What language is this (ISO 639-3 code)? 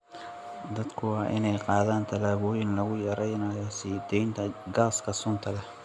som